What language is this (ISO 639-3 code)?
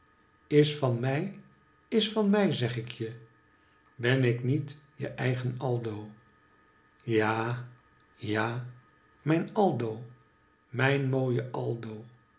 nld